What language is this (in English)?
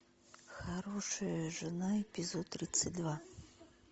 Russian